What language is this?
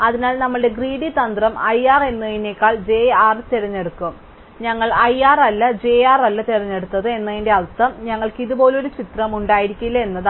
Malayalam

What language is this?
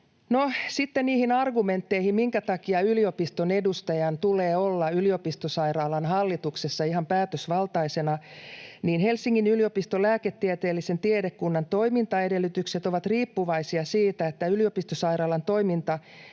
Finnish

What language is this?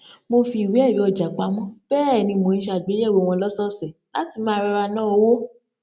Yoruba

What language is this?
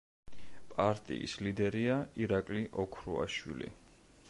Georgian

